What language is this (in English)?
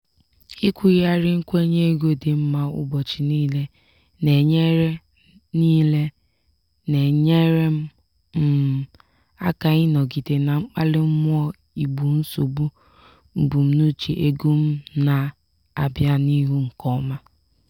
Igbo